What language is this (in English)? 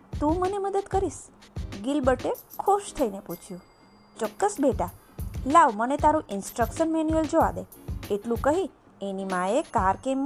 Gujarati